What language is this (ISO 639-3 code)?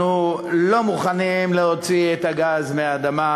heb